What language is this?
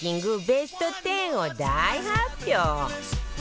Japanese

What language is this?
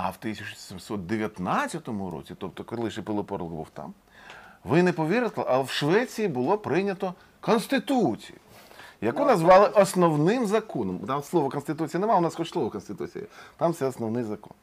Ukrainian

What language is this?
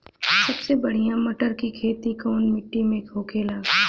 Bhojpuri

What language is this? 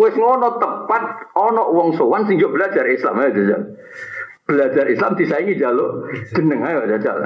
Malay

